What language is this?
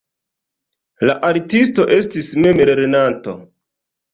Esperanto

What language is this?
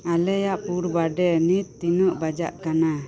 Santali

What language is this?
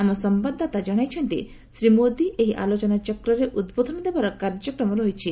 Odia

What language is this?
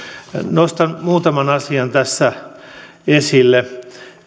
Finnish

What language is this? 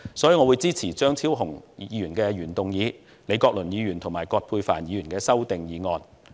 Cantonese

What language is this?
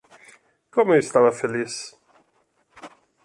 Portuguese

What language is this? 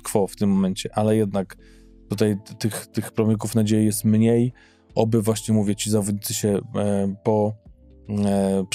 Polish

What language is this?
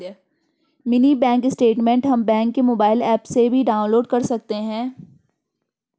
Hindi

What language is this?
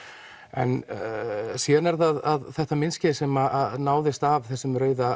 Icelandic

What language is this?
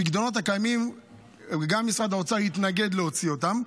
Hebrew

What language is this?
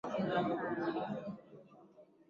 Swahili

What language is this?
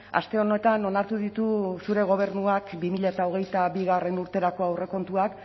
Basque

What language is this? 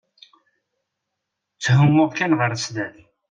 Kabyle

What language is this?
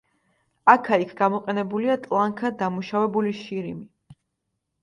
Georgian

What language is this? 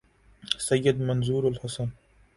Urdu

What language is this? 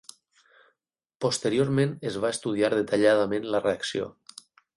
Catalan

